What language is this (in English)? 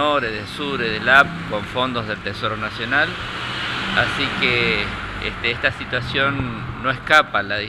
Spanish